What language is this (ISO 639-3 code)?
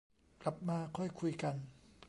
tha